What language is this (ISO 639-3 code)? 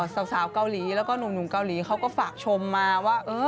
tha